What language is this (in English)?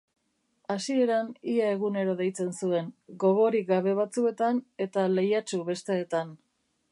Basque